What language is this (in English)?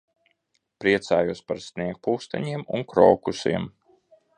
Latvian